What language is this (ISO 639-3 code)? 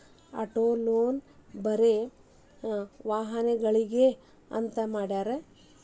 kan